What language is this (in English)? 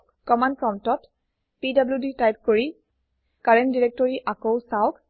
Assamese